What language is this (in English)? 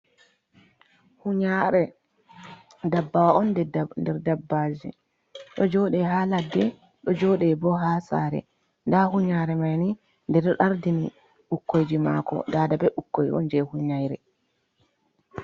Fula